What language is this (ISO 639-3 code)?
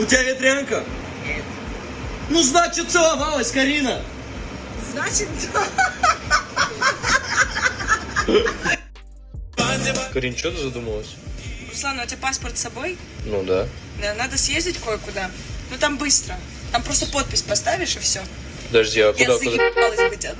rus